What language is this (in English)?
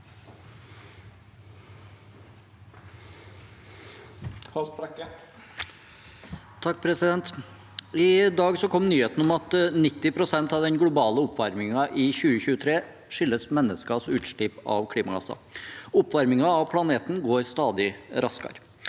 Norwegian